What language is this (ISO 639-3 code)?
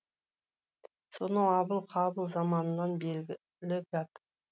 kaz